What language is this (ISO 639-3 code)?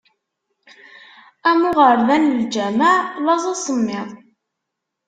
kab